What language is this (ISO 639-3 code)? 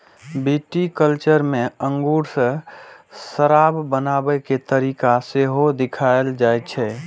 mai